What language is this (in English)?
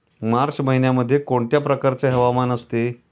Marathi